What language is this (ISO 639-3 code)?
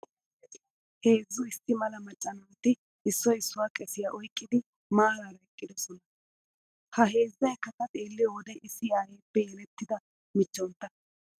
wal